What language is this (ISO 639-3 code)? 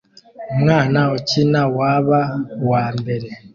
kin